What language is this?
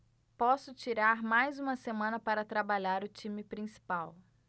Portuguese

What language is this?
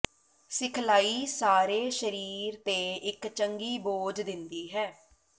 Punjabi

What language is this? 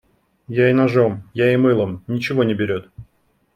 Russian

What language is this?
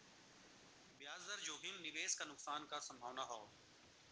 Bhojpuri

